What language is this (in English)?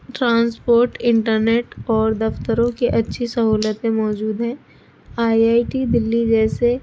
Urdu